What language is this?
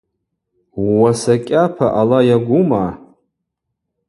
Abaza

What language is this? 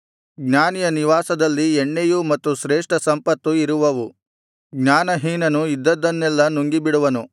Kannada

